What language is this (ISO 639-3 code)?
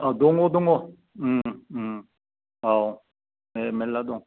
brx